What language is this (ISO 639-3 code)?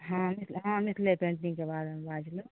mai